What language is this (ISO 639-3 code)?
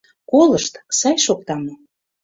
chm